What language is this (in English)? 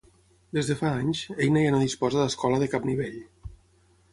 Catalan